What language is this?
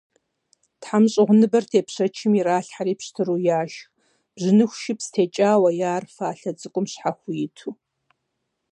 Kabardian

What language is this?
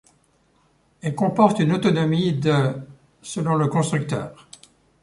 French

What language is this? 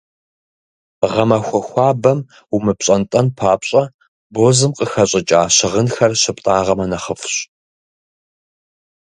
Kabardian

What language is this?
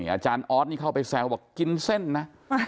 Thai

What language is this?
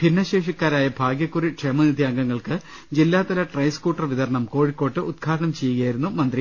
Malayalam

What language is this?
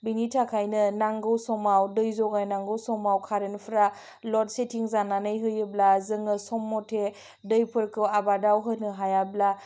Bodo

